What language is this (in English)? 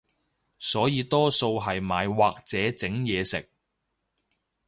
Cantonese